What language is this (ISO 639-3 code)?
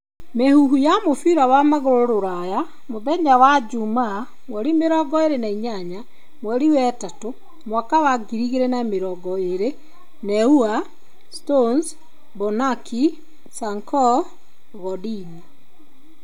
kik